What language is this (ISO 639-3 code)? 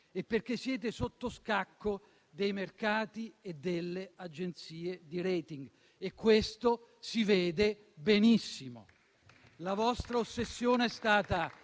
ita